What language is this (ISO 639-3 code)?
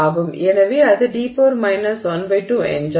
tam